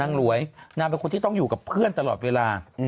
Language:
Thai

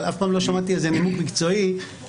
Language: Hebrew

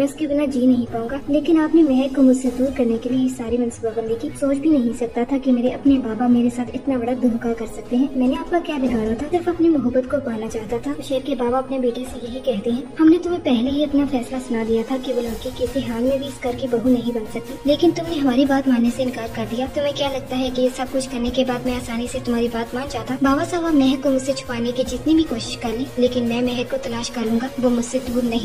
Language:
Hindi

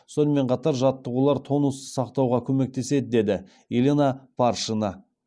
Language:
Kazakh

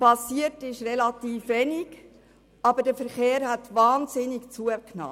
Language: Swiss German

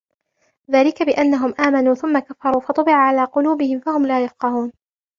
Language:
Arabic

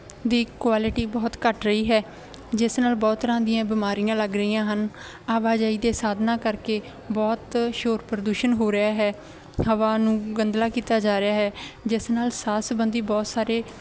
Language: Punjabi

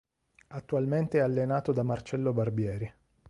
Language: Italian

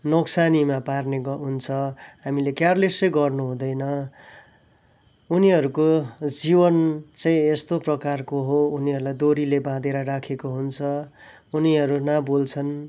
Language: Nepali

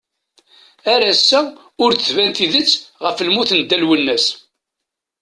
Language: Kabyle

